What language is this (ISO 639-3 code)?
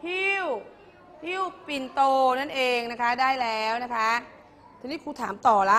tha